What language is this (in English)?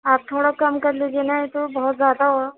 Urdu